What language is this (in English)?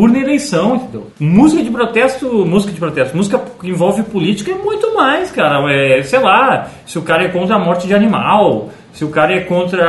Portuguese